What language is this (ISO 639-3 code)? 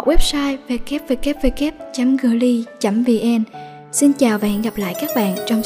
vie